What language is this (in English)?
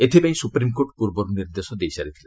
Odia